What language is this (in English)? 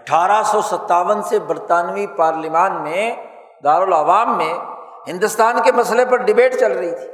Urdu